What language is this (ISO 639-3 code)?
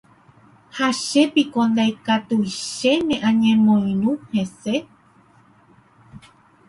grn